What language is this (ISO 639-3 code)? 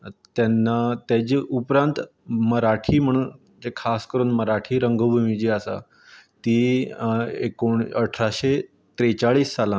kok